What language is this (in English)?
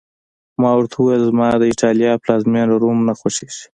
Pashto